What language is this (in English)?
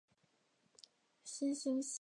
Chinese